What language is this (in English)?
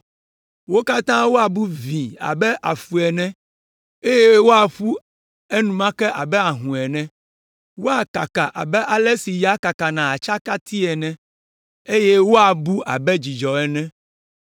Ewe